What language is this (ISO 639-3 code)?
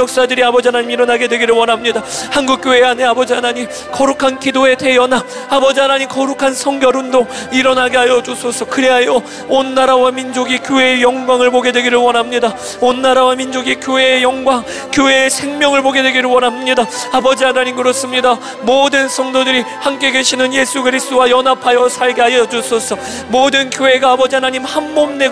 kor